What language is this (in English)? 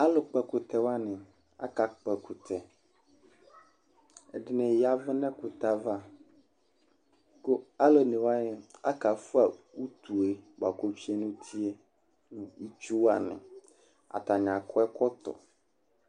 Ikposo